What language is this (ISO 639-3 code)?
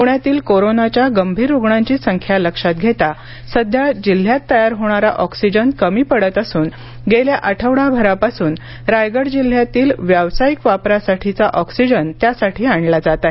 mar